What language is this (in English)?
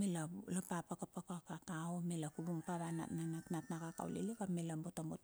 Bilur